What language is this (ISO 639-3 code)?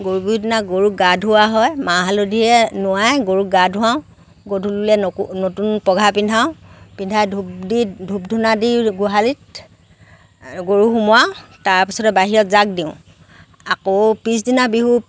asm